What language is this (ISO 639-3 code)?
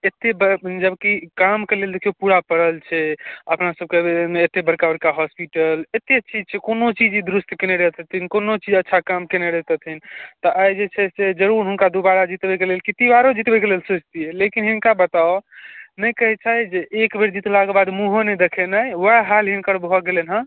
mai